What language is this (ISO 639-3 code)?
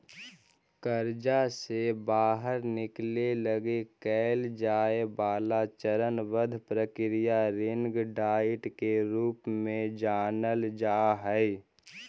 mag